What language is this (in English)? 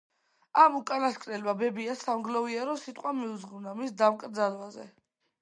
Georgian